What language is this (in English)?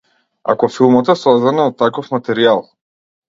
Macedonian